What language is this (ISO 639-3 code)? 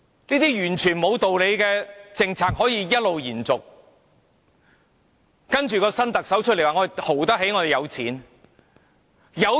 yue